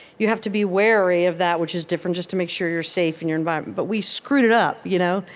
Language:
English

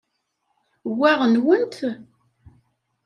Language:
Kabyle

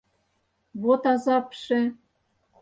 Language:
Mari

